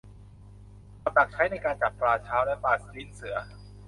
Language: Thai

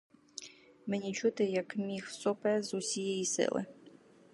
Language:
Ukrainian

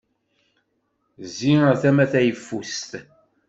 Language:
Kabyle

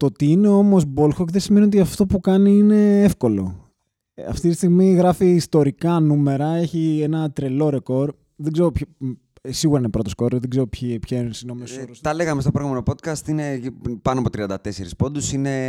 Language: Greek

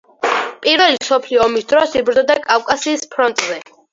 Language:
Georgian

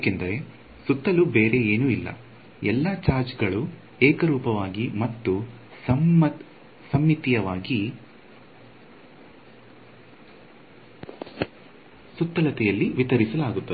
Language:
Kannada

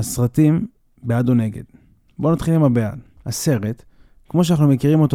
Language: Hebrew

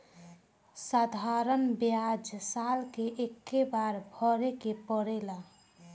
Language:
Bhojpuri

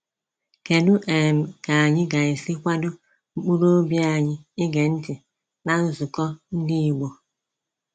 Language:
Igbo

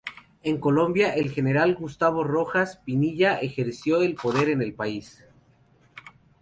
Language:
Spanish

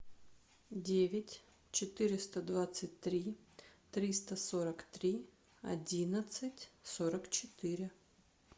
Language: Russian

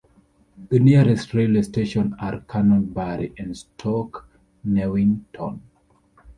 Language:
English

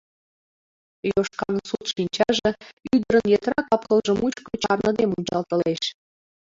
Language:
Mari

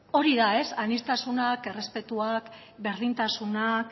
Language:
Basque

